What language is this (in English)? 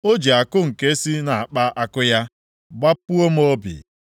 Igbo